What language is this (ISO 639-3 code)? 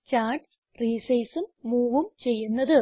mal